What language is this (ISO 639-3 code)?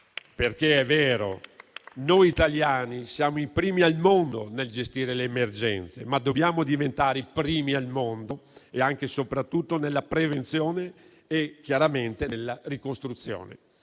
ita